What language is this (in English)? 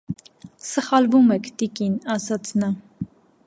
Armenian